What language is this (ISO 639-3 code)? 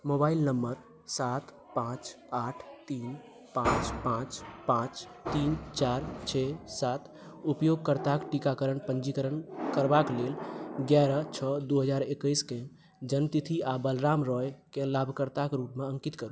mai